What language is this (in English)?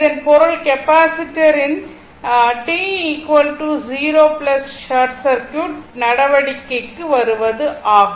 Tamil